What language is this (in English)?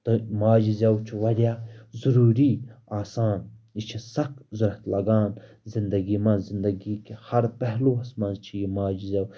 Kashmiri